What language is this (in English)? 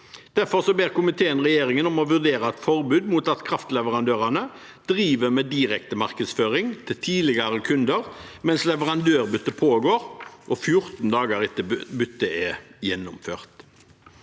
Norwegian